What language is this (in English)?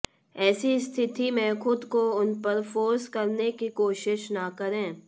Hindi